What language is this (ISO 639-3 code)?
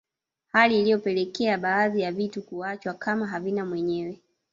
swa